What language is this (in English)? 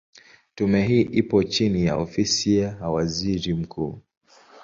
Swahili